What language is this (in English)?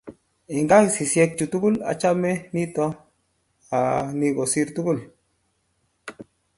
Kalenjin